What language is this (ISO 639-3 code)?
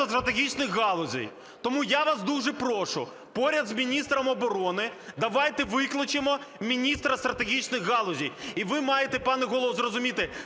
ukr